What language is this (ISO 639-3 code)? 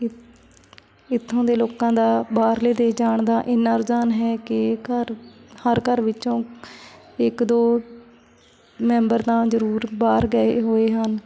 pan